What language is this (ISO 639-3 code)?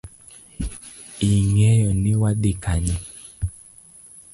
luo